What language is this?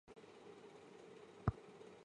Chinese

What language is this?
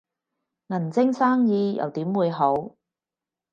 Cantonese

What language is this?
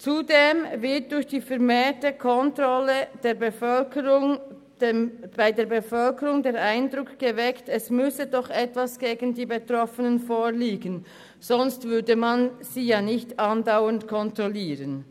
Swiss German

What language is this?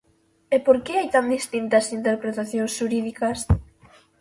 Galician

